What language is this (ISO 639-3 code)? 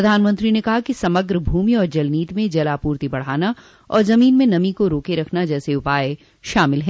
hin